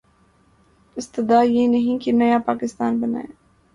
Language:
Urdu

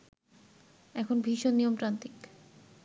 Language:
Bangla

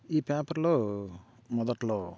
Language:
Telugu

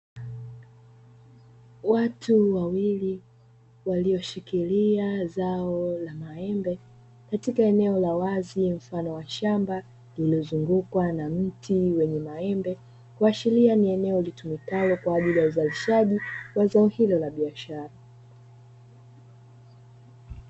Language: Swahili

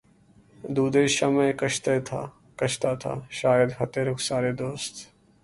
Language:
Urdu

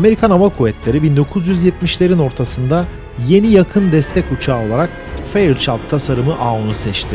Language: Turkish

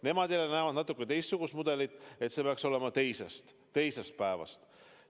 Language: Estonian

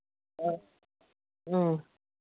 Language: Manipuri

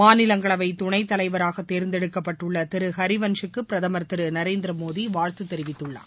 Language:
Tamil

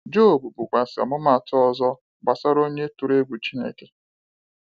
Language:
Igbo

